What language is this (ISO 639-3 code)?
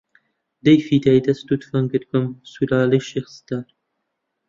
ckb